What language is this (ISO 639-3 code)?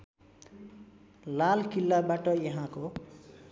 nep